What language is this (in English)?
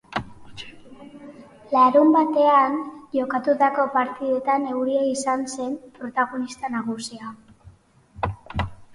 Basque